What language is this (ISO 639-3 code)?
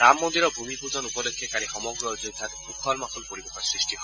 asm